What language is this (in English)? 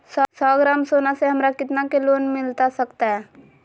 Magahi